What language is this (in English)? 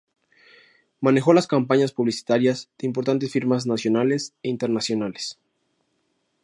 Spanish